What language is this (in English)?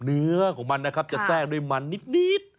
Thai